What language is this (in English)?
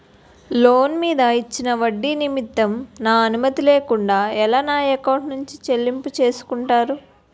Telugu